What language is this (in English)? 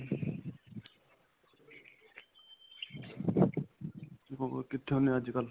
Punjabi